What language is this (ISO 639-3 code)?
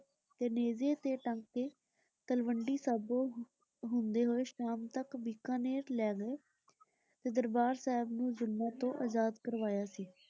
pan